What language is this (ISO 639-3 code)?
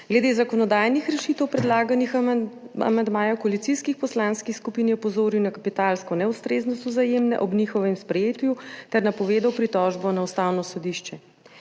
slv